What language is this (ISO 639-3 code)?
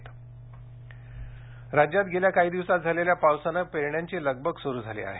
mar